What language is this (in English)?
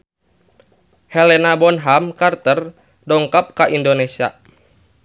Sundanese